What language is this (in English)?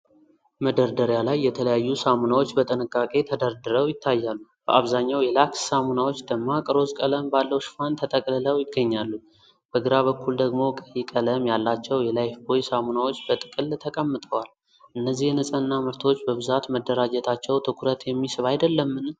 Amharic